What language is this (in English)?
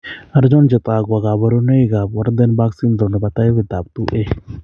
Kalenjin